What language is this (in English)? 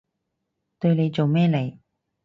Cantonese